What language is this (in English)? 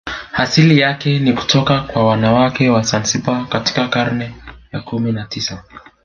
Swahili